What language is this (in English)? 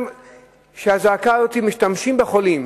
Hebrew